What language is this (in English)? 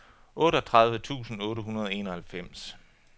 Danish